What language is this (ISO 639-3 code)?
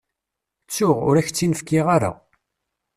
kab